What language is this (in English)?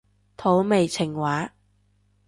Cantonese